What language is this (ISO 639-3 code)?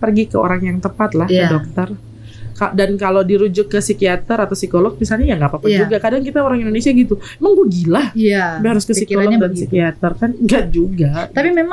ind